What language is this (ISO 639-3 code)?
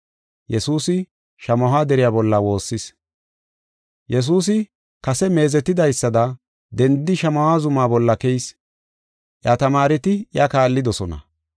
gof